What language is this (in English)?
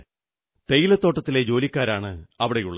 Malayalam